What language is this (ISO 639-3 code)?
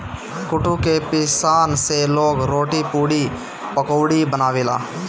bho